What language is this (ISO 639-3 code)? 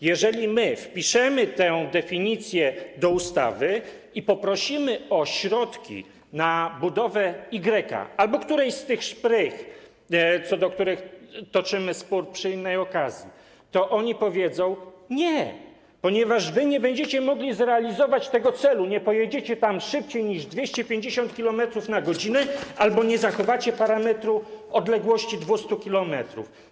pol